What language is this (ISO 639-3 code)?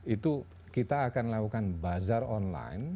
ind